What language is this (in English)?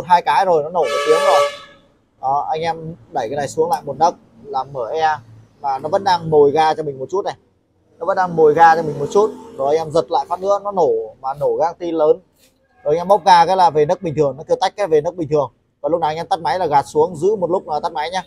Vietnamese